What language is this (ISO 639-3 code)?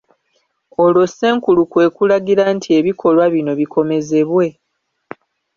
lug